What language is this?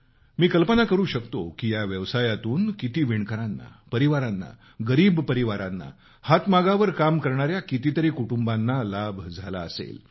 Marathi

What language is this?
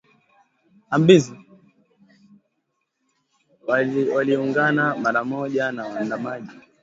Swahili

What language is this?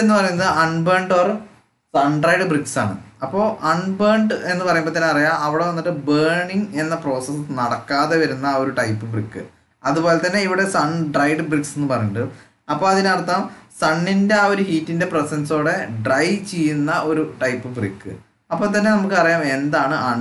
Thai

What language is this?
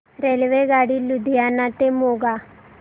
Marathi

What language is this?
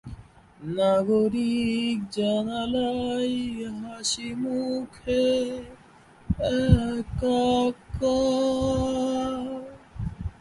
Bangla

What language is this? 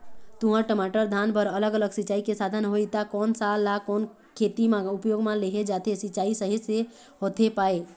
Chhattisgarhi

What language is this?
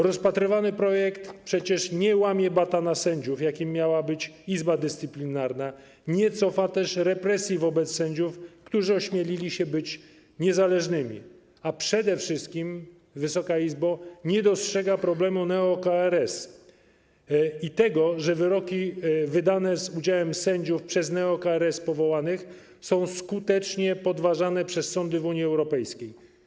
Polish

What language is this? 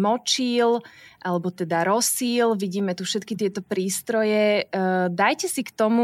Slovak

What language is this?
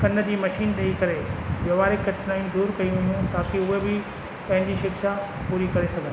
Sindhi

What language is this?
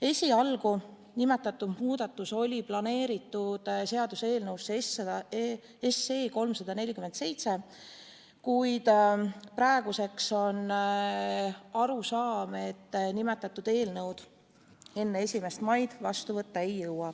Estonian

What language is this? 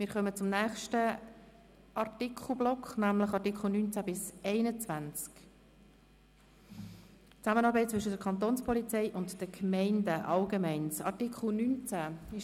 Swiss German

